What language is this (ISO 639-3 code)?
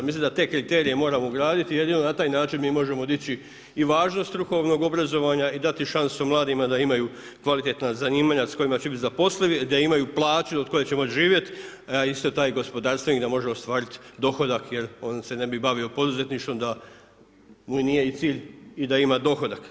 hrv